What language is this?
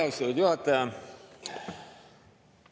Estonian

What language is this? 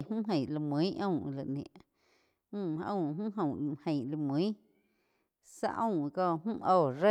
Quiotepec Chinantec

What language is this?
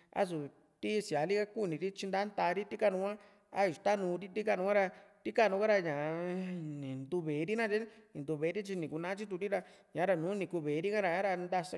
Juxtlahuaca Mixtec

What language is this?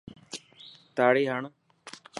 Dhatki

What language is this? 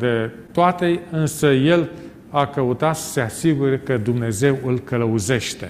Romanian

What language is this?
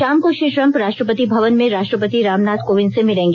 Hindi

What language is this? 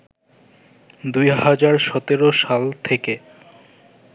Bangla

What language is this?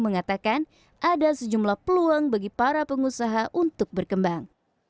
Indonesian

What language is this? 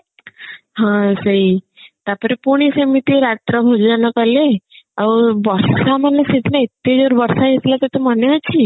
Odia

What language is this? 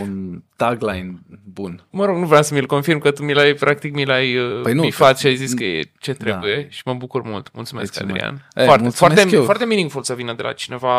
Romanian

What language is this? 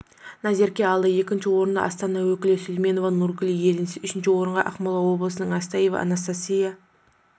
Kazakh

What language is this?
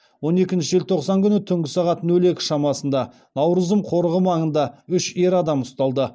Kazakh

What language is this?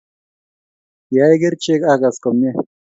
Kalenjin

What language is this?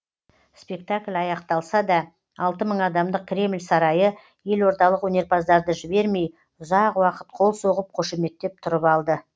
Kazakh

